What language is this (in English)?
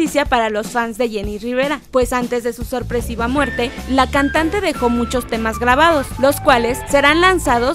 Spanish